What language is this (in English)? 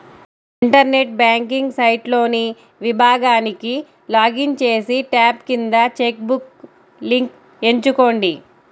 Telugu